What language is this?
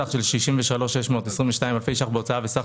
Hebrew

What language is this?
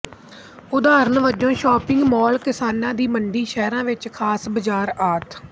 Punjabi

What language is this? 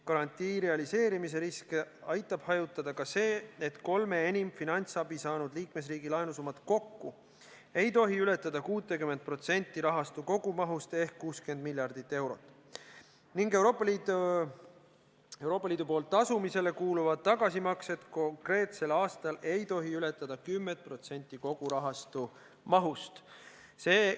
Estonian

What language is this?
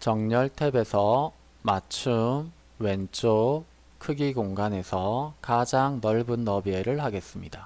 Korean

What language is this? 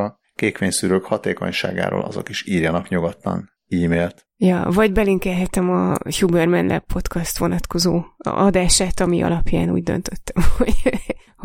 Hungarian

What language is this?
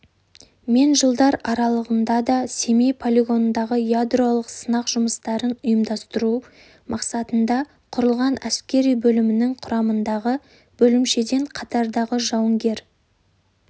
Kazakh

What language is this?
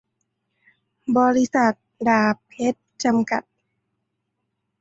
Thai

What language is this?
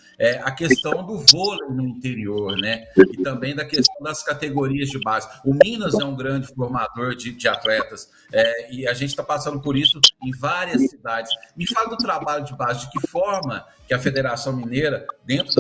Portuguese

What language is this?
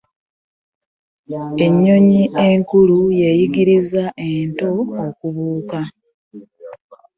Ganda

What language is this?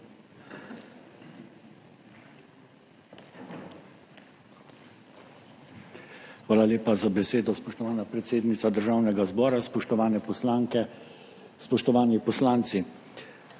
Slovenian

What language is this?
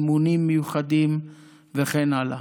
Hebrew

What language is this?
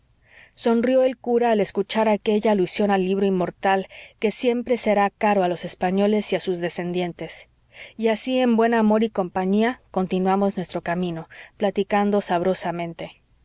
Spanish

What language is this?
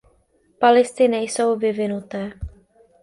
Czech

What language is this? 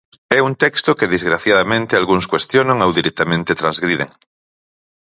Galician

